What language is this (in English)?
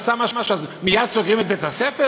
Hebrew